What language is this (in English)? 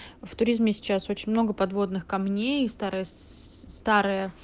Russian